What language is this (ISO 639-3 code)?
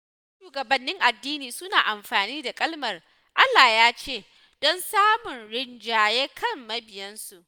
hau